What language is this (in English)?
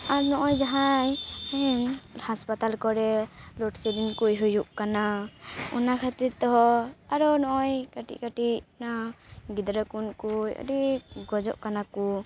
Santali